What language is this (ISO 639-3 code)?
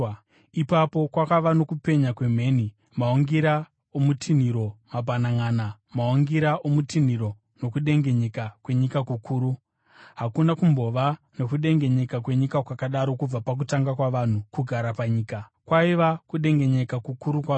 sna